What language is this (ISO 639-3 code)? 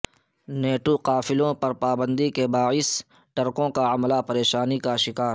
urd